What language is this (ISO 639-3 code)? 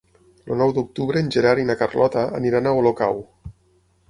cat